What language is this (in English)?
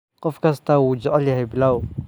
Somali